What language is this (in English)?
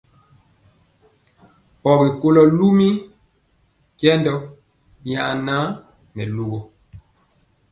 Mpiemo